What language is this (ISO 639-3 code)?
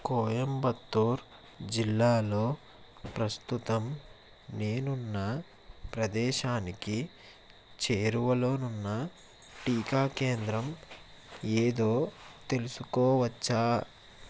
tel